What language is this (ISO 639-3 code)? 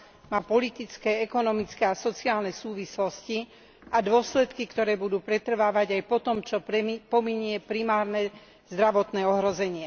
slk